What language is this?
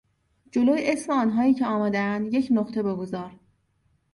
Persian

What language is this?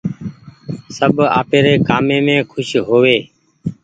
Goaria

